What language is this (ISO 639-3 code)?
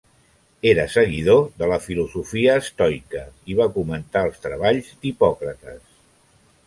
cat